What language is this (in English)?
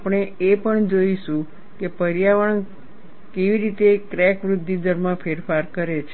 Gujarati